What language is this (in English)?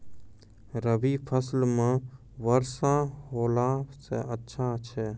Maithili